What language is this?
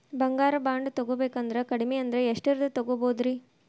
Kannada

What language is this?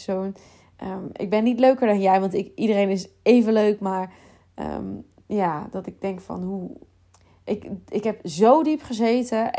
Dutch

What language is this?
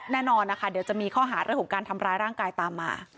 Thai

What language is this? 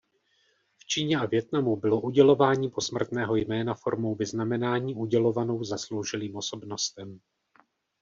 Czech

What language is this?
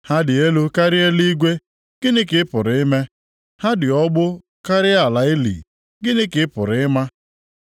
Igbo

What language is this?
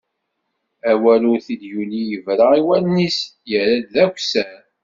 Kabyle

